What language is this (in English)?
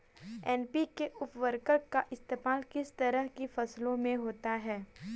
Hindi